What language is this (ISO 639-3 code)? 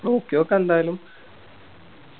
mal